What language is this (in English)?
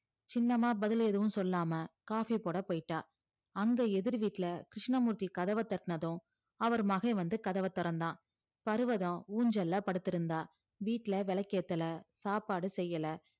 Tamil